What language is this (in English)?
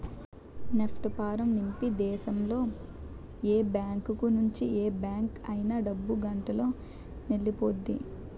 Telugu